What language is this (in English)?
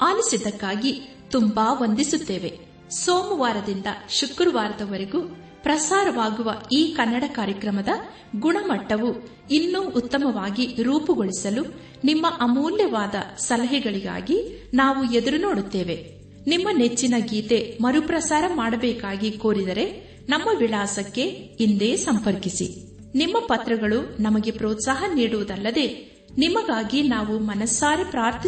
Kannada